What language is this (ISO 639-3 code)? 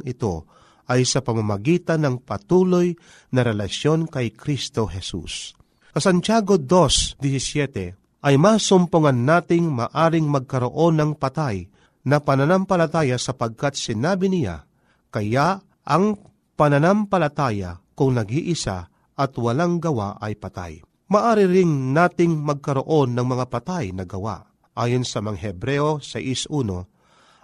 fil